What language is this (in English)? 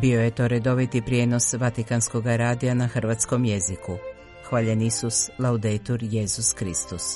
Croatian